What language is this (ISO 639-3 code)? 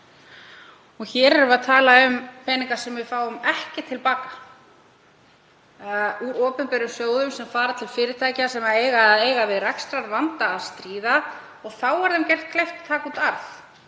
isl